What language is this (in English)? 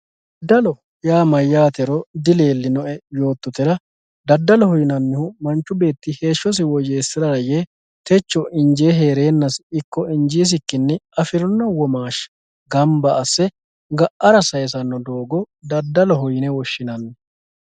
Sidamo